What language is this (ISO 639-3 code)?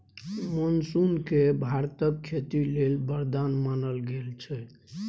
mai